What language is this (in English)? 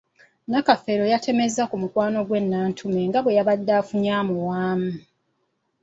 Ganda